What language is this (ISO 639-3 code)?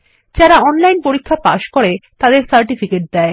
ben